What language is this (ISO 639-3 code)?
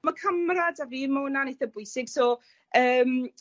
cym